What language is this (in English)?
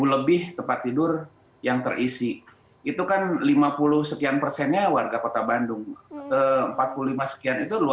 Indonesian